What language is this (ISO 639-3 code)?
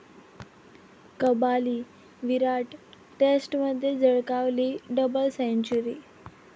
mar